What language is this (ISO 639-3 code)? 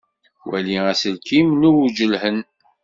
kab